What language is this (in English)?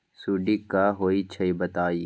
Magahi